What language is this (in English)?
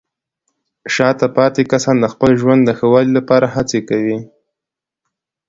Pashto